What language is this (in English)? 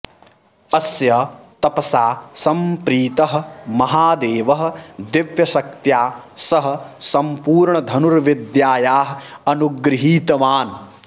Sanskrit